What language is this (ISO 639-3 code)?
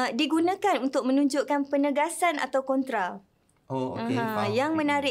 msa